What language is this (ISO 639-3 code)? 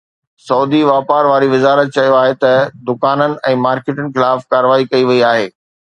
snd